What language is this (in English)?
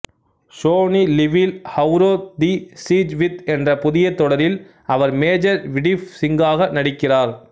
Tamil